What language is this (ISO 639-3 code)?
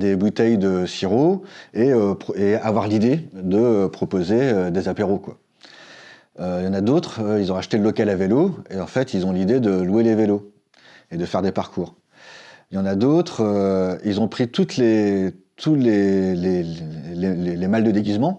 fra